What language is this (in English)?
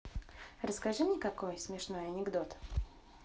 Russian